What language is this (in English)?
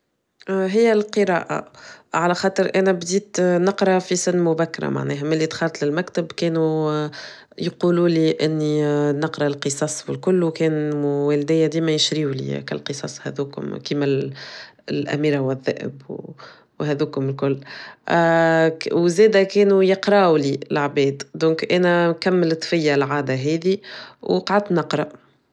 Tunisian Arabic